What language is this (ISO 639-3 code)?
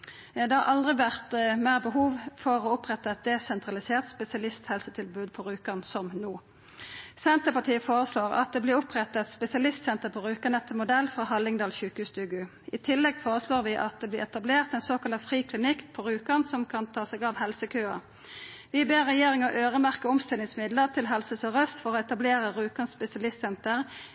nno